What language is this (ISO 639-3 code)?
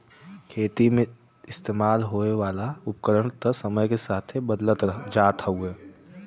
bho